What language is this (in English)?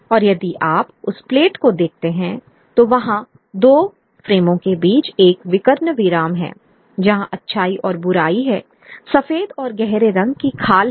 Hindi